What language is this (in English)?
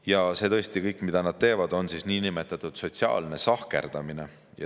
Estonian